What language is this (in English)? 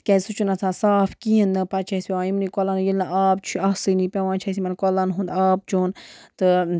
Kashmiri